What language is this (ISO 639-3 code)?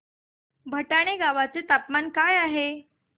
mar